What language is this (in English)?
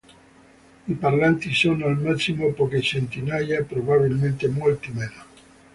Italian